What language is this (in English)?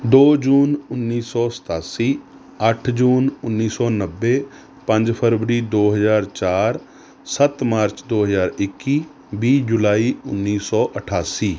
Punjabi